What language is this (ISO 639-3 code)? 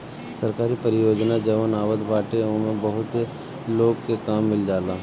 bho